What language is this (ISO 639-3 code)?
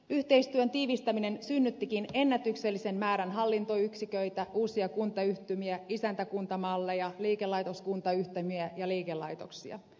fin